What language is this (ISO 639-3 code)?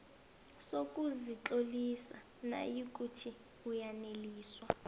nbl